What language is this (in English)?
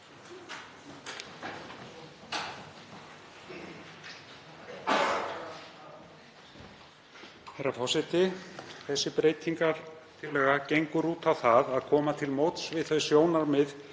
Icelandic